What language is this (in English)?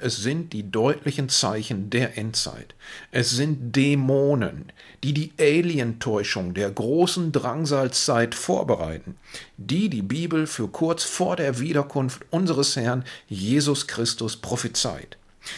German